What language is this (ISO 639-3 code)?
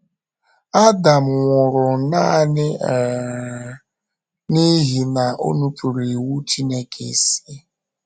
ibo